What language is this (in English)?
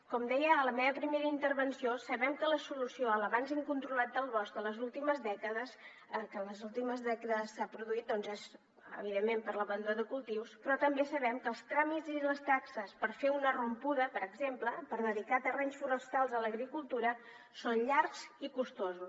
Catalan